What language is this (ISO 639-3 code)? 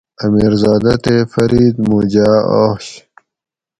gwc